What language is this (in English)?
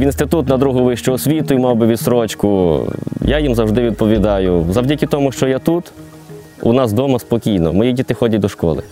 Ukrainian